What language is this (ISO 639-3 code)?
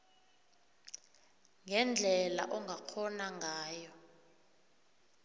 nbl